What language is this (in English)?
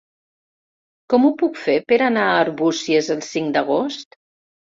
Catalan